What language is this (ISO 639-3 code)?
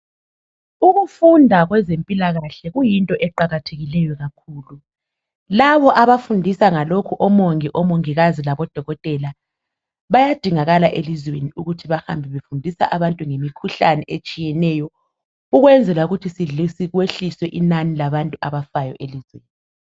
nde